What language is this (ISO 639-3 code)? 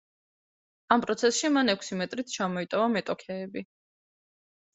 kat